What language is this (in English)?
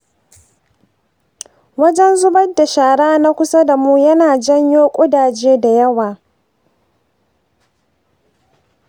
Hausa